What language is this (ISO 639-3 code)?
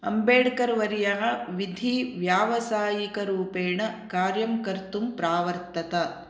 san